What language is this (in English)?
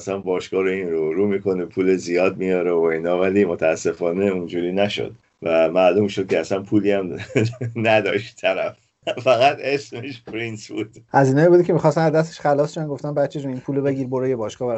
Persian